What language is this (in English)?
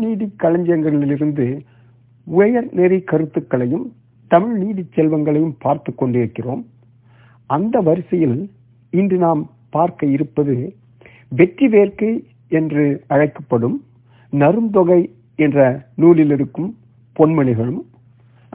Tamil